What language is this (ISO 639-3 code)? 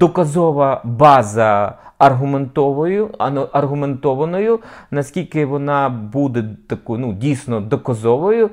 ukr